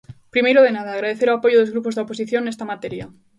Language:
Galician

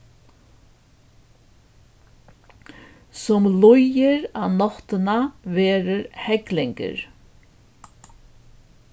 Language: Faroese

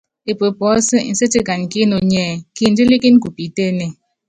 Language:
Yangben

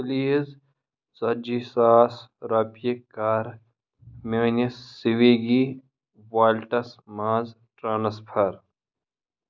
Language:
Kashmiri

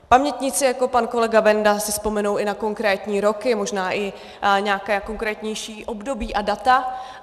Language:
Czech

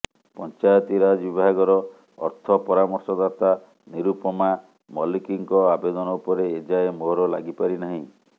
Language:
Odia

